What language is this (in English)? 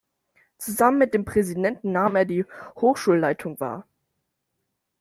German